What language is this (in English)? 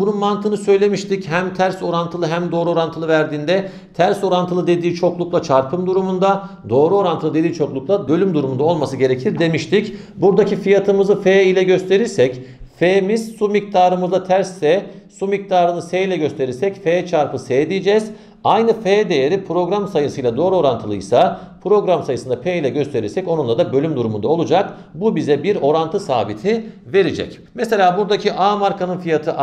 Turkish